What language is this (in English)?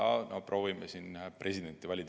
Estonian